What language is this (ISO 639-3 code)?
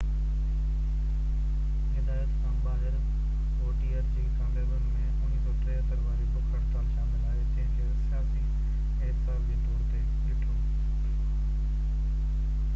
snd